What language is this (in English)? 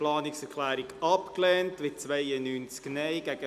Swiss German